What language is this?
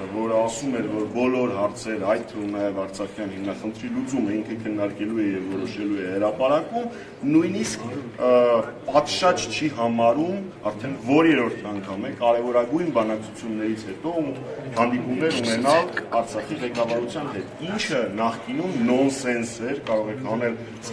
Romanian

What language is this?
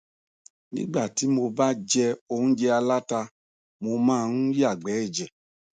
Yoruba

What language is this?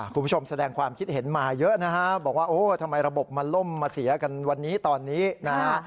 Thai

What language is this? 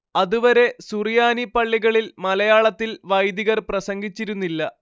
Malayalam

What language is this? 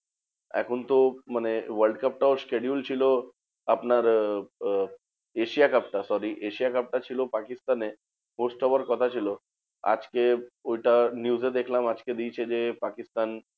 Bangla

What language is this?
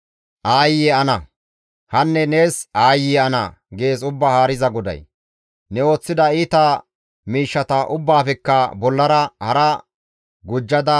Gamo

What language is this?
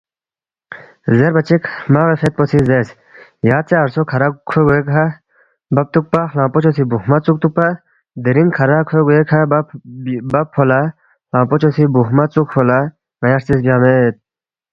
Balti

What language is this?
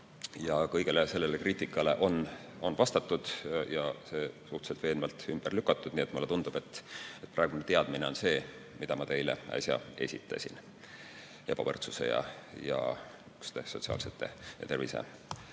Estonian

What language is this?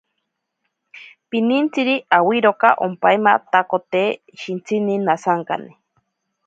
Ashéninka Perené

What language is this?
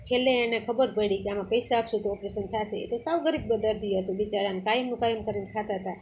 Gujarati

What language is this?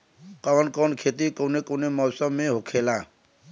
Bhojpuri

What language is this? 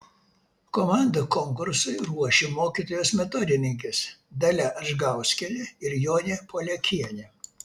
Lithuanian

